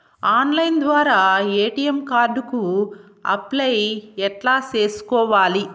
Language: Telugu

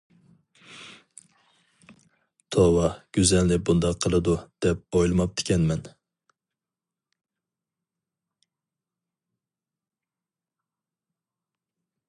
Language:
Uyghur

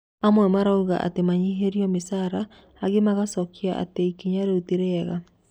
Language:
Kikuyu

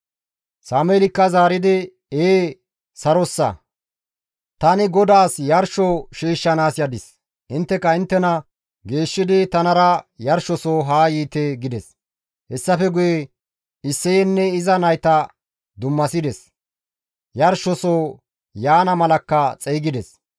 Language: Gamo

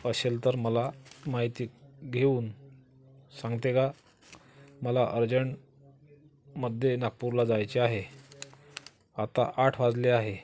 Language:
Marathi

